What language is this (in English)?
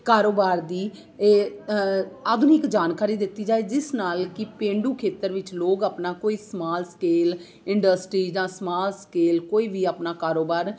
Punjabi